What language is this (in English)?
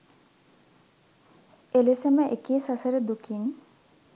Sinhala